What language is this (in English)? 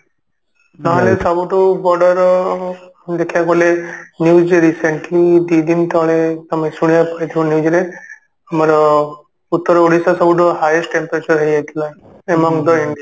Odia